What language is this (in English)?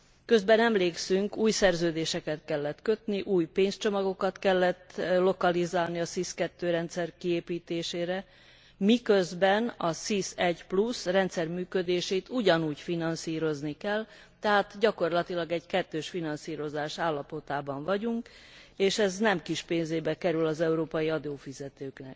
Hungarian